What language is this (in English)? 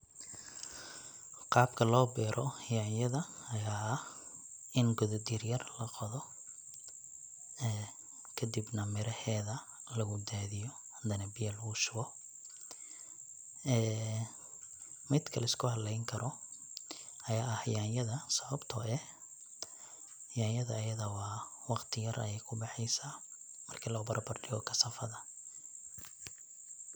Somali